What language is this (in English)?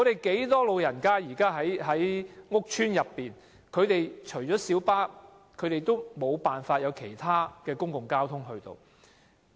Cantonese